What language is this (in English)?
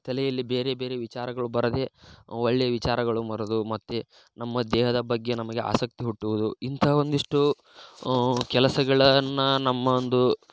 Kannada